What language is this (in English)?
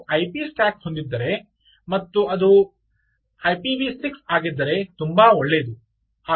Kannada